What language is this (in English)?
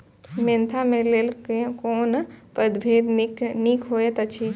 Maithili